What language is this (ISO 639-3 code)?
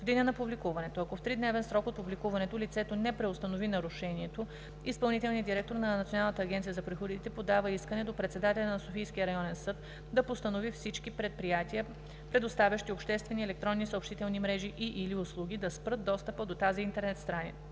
bul